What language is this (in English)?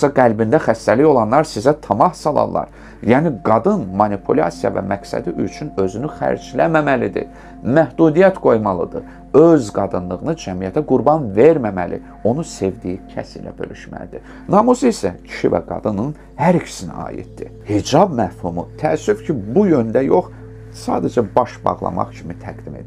Turkish